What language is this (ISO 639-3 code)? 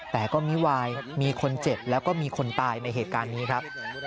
tha